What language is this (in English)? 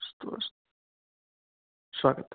Sanskrit